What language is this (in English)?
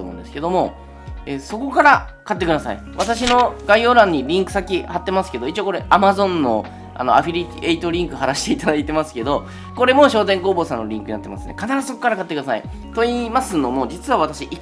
Japanese